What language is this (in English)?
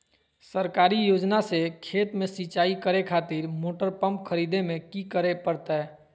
Magahi